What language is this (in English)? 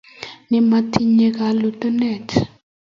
Kalenjin